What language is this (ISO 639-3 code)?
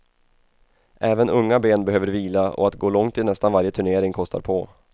swe